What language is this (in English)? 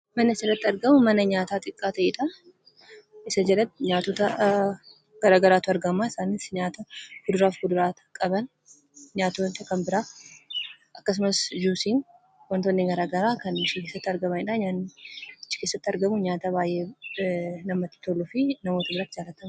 Oromo